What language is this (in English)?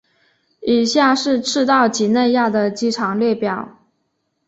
Chinese